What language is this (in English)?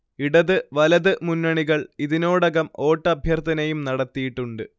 Malayalam